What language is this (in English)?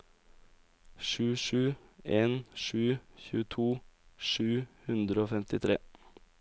Norwegian